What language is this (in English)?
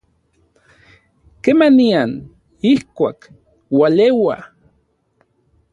Orizaba Nahuatl